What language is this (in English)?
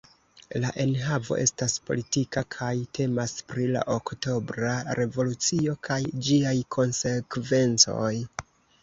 Esperanto